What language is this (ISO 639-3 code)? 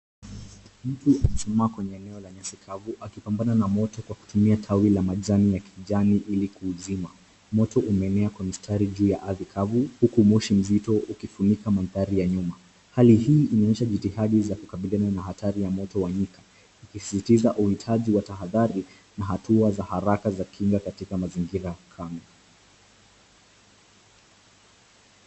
swa